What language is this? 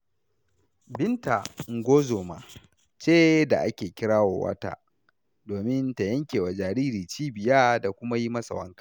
Hausa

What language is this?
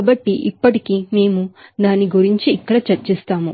Telugu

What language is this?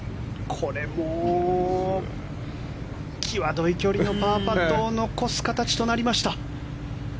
Japanese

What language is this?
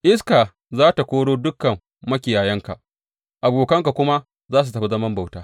Hausa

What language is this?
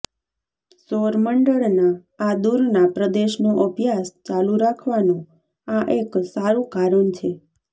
Gujarati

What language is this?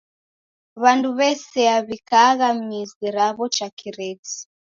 Taita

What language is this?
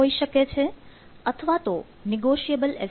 Gujarati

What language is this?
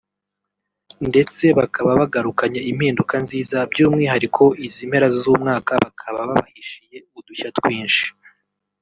Kinyarwanda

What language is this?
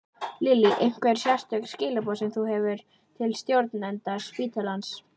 Icelandic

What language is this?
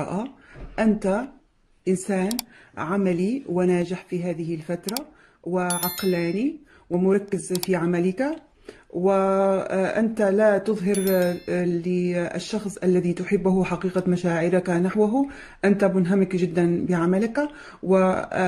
Arabic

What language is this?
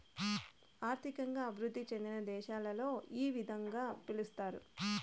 Telugu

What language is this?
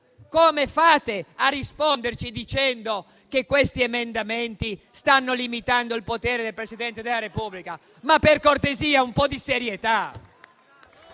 Italian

